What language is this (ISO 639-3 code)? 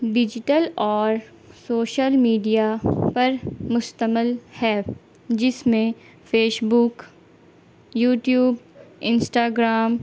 urd